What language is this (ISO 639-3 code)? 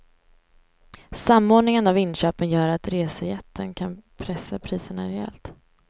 swe